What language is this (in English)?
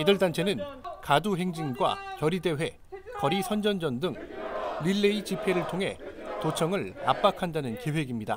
Korean